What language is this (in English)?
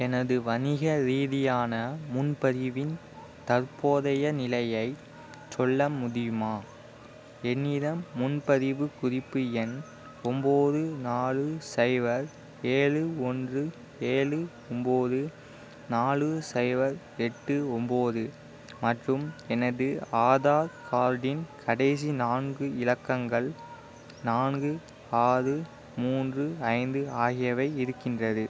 Tamil